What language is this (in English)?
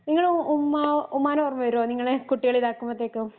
Malayalam